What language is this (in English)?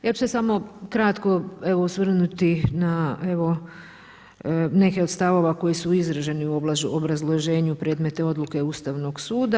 Croatian